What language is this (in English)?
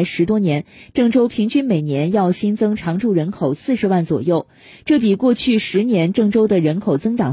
Chinese